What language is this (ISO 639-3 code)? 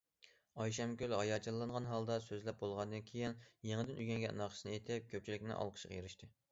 uig